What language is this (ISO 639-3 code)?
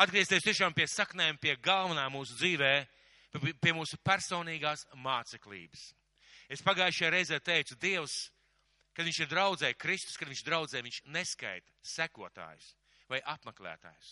ben